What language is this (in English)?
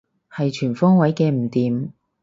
Cantonese